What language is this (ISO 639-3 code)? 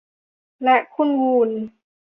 tha